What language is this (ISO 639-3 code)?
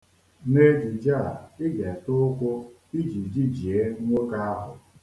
ibo